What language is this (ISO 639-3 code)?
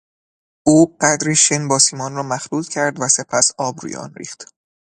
fas